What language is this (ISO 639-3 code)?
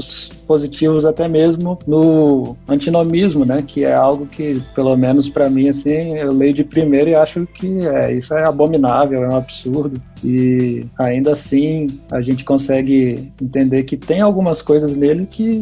por